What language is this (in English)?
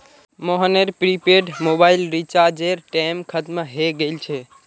Magahi